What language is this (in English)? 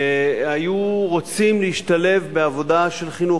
Hebrew